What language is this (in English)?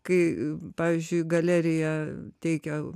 Lithuanian